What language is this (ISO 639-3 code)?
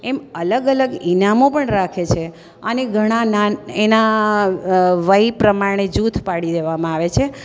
guj